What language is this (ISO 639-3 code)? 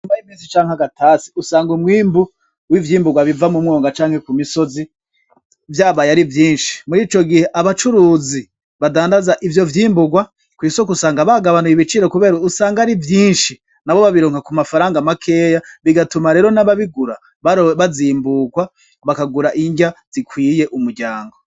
run